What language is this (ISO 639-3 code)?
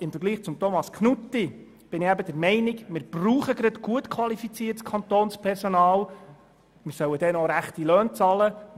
gsw